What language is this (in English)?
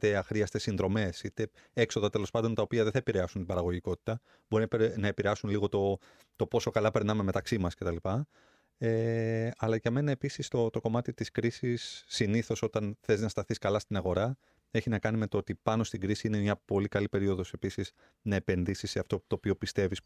Greek